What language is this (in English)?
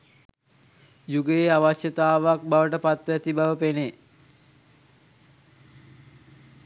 Sinhala